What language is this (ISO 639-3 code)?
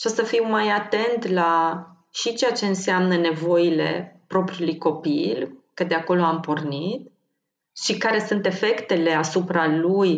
ron